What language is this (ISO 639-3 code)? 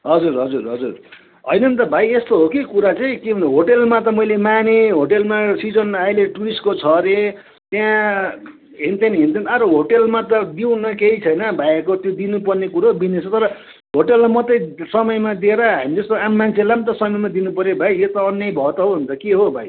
nep